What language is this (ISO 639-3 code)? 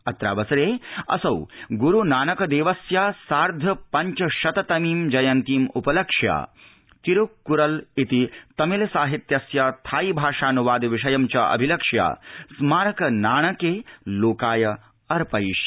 san